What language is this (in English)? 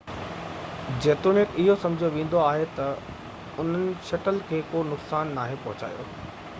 Sindhi